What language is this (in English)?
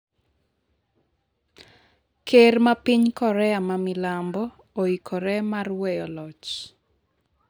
Luo (Kenya and Tanzania)